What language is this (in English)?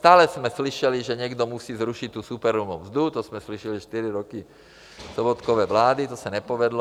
Czech